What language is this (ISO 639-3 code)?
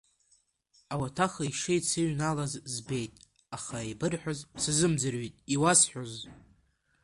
abk